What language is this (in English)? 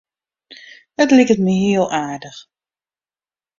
Western Frisian